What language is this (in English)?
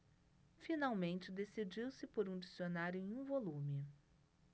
Portuguese